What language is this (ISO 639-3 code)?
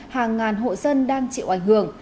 vie